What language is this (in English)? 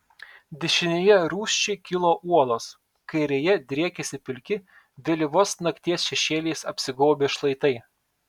Lithuanian